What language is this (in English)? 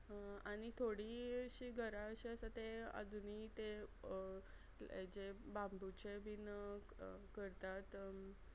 Konkani